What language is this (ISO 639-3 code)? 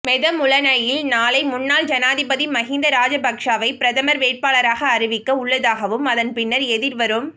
tam